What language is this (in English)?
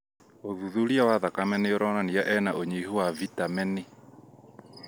Kikuyu